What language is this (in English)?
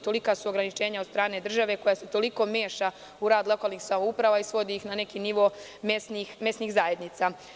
Serbian